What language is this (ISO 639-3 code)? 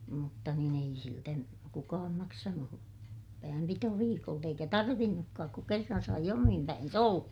fin